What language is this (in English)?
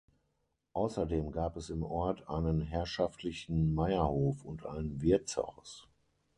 German